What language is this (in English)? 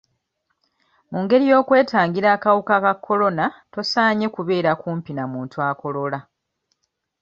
Ganda